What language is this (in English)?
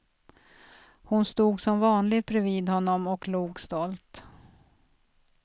Swedish